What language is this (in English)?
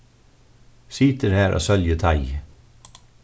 Faroese